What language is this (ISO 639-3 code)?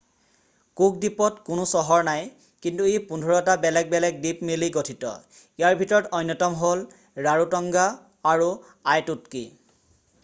asm